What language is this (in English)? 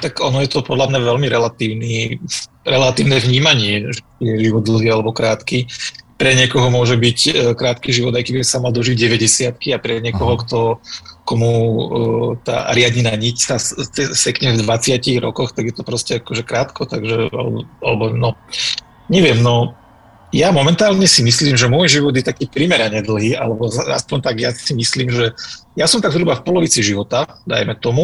Slovak